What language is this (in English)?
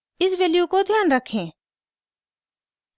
Hindi